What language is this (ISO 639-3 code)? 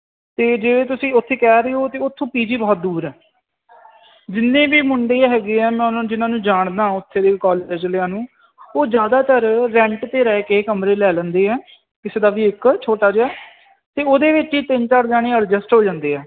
pan